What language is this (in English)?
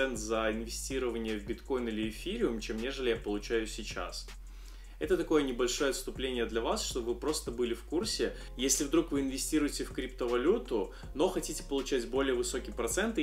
Russian